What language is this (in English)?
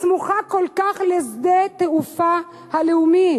Hebrew